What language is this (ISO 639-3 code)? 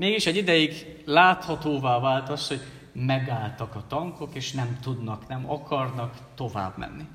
hun